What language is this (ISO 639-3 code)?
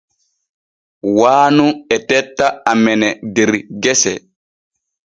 fue